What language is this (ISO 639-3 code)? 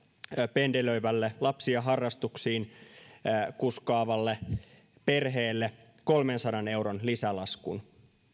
fin